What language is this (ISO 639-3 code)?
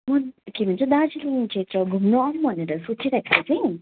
nep